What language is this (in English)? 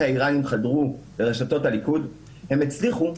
Hebrew